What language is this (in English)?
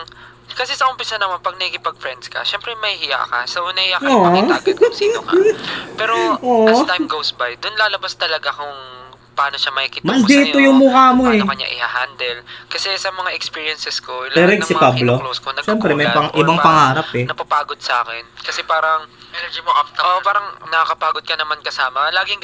Filipino